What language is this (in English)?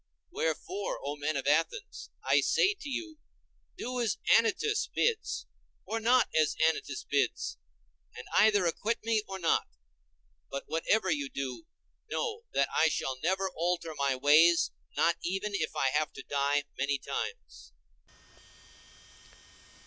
English